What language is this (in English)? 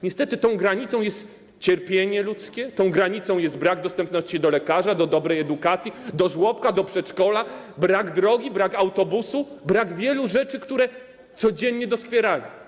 Polish